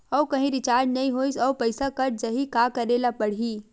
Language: Chhattisgarhi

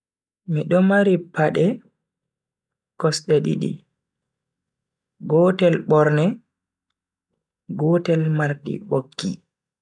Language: Bagirmi Fulfulde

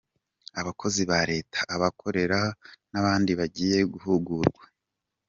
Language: Kinyarwanda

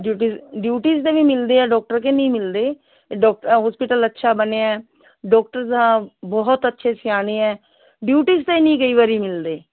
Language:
Punjabi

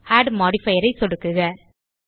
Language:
Tamil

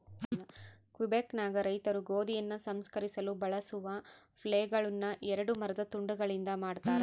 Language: Kannada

